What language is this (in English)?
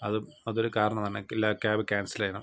Malayalam